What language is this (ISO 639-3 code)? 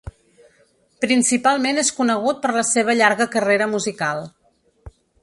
cat